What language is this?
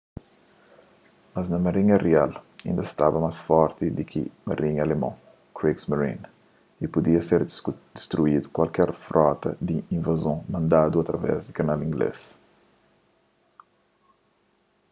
Kabuverdianu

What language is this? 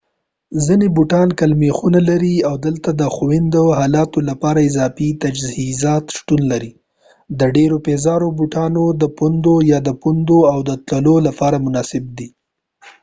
Pashto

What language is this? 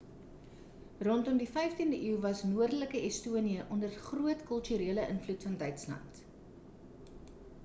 Afrikaans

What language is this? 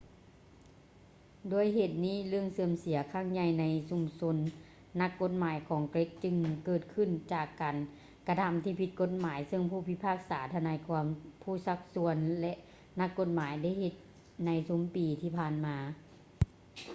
Lao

